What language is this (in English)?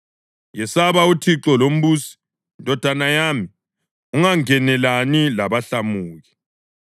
North Ndebele